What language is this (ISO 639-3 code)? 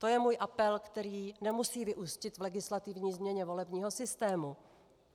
ces